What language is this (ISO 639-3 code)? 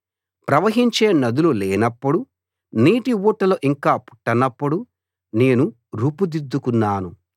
tel